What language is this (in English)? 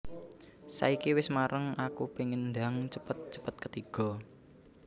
Javanese